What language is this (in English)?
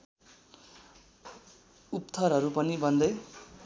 Nepali